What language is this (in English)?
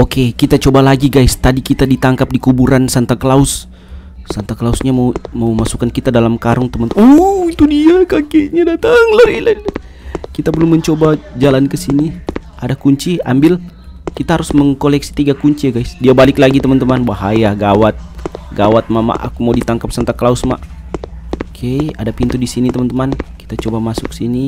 Indonesian